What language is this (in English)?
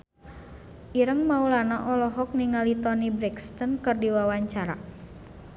Sundanese